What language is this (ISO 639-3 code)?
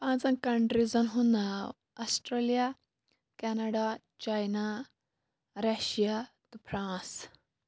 kas